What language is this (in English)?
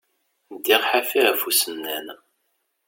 Kabyle